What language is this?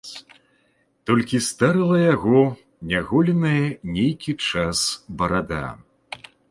Belarusian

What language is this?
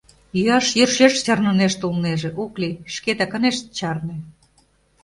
Mari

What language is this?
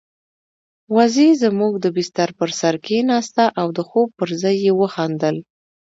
Pashto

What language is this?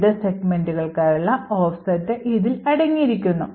Malayalam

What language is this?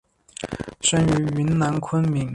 Chinese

